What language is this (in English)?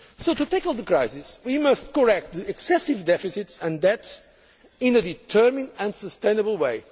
English